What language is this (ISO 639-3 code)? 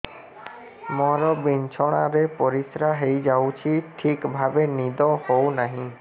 ori